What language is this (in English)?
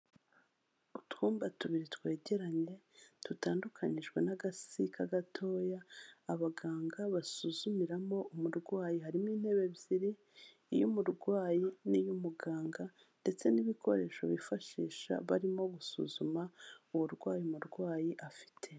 Kinyarwanda